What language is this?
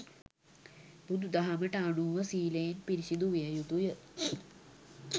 Sinhala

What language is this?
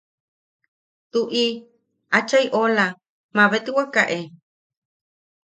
Yaqui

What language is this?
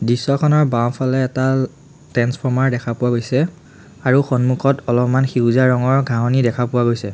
Assamese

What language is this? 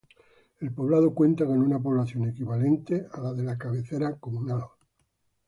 Spanish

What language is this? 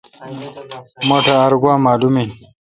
Kalkoti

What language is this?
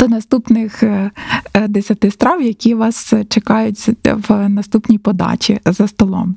Ukrainian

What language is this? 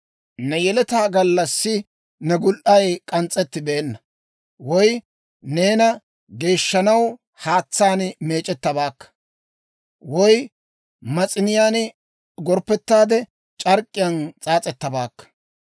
Dawro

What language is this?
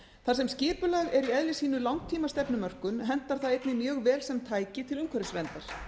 Icelandic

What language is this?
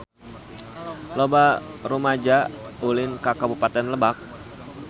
Sundanese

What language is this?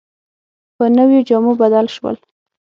Pashto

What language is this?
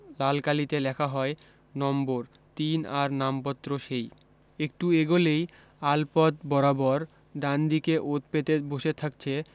Bangla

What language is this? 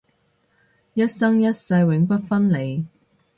Cantonese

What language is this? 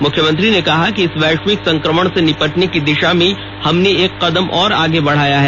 Hindi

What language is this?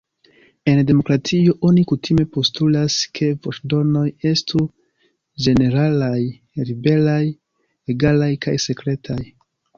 Esperanto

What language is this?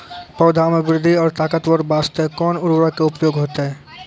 Maithili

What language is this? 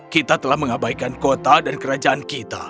Indonesian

